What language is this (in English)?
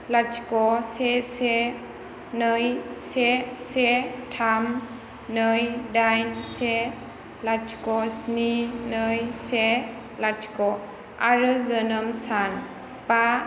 Bodo